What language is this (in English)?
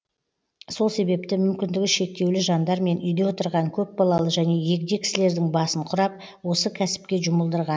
Kazakh